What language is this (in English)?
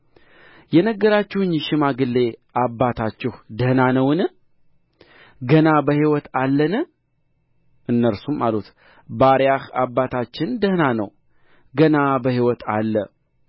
Amharic